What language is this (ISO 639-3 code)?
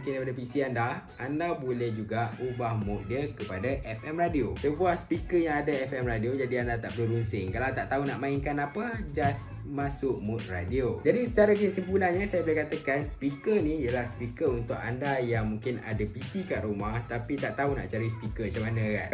msa